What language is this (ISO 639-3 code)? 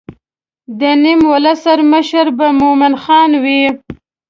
pus